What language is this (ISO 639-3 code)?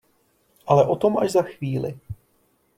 ces